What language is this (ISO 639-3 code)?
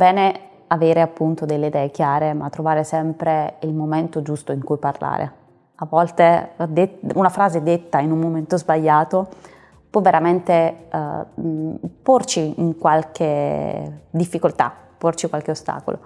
ita